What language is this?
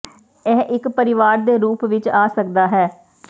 Punjabi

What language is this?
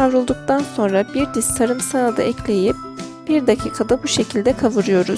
Turkish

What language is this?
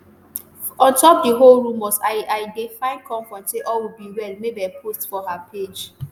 Nigerian Pidgin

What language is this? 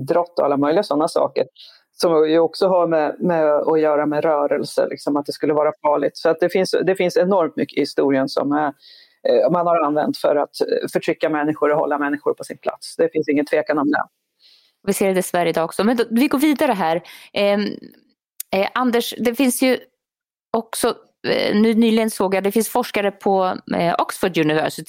Swedish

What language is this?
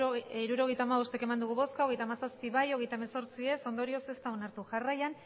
Basque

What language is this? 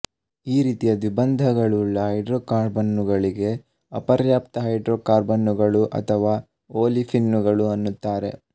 Kannada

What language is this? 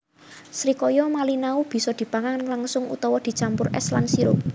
Javanese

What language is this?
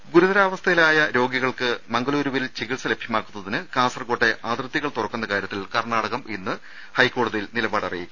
Malayalam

